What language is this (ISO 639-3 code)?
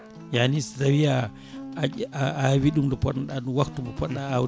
ful